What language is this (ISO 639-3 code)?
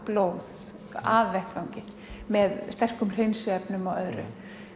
isl